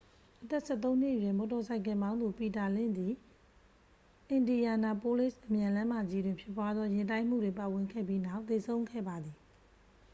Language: Burmese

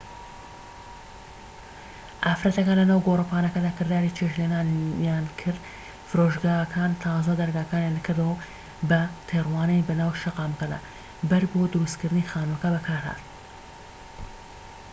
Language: Central Kurdish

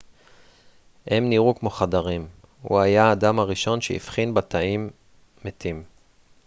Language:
Hebrew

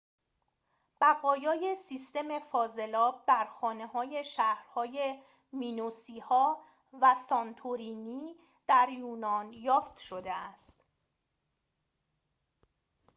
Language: Persian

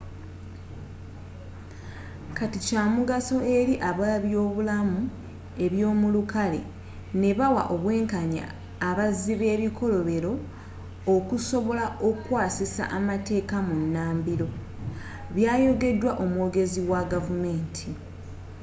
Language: Ganda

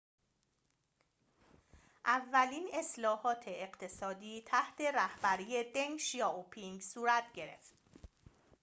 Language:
Persian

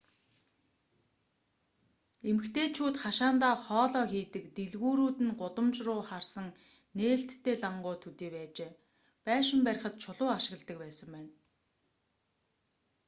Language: Mongolian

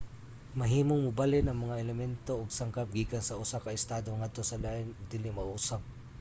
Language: Cebuano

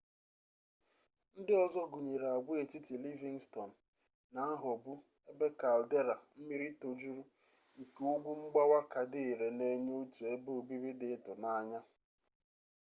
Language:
Igbo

